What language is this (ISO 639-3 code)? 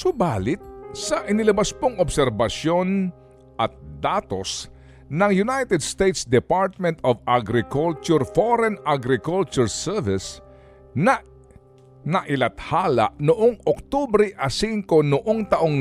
fil